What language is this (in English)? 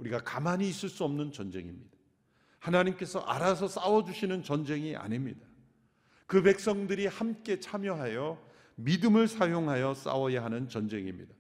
Korean